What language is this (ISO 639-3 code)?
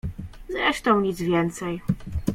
pol